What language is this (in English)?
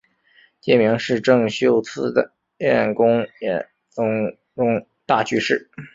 Chinese